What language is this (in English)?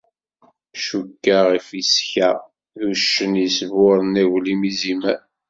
Kabyle